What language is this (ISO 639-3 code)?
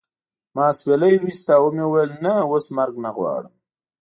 pus